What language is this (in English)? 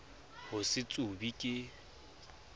Southern Sotho